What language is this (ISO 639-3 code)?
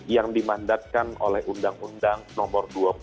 ind